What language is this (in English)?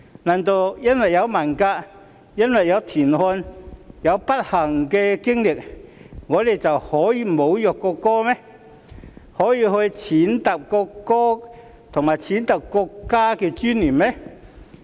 Cantonese